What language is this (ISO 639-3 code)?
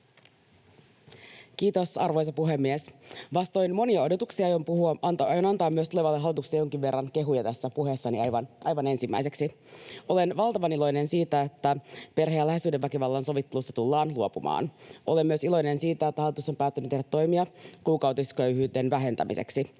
fin